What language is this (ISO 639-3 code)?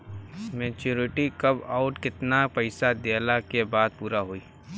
bho